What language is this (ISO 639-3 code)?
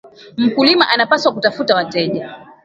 swa